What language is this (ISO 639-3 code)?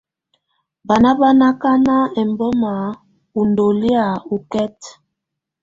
tvu